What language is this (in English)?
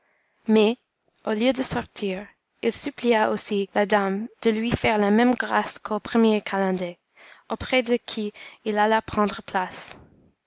French